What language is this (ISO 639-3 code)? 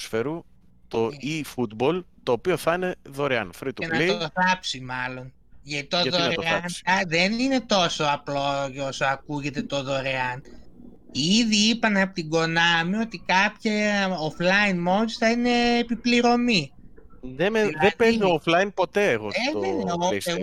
ell